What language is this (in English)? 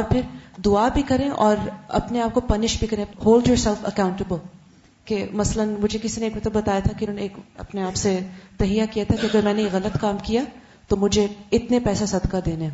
Urdu